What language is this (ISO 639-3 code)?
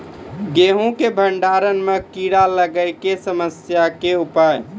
mai